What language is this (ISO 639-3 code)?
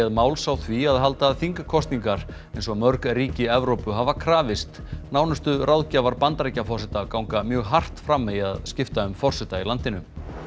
isl